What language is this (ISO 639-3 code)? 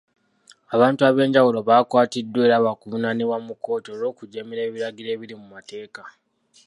lug